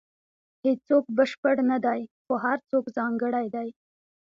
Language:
Pashto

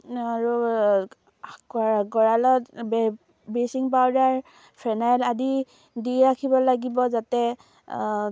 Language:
Assamese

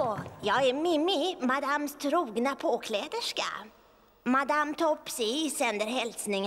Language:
Swedish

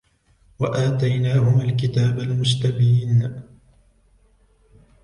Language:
Arabic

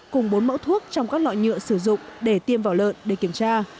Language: Vietnamese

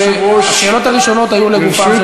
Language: Hebrew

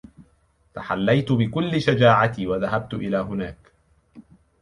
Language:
Arabic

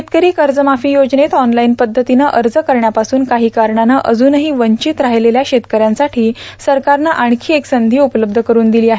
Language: Marathi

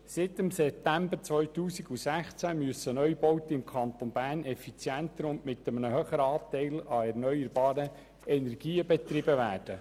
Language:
Swiss German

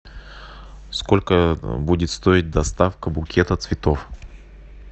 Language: Russian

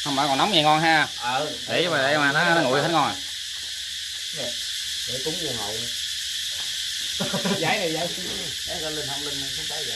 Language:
Vietnamese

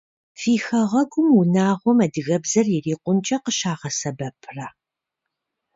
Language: Kabardian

